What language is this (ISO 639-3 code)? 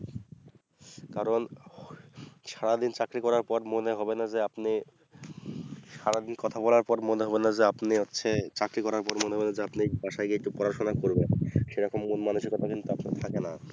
ben